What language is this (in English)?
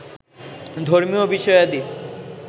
Bangla